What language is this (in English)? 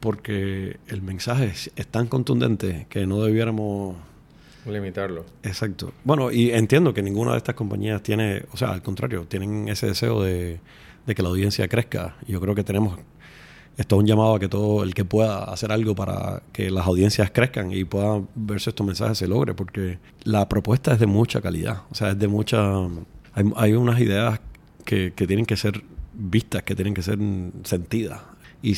Spanish